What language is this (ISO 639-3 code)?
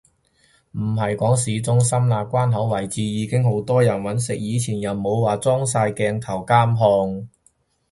yue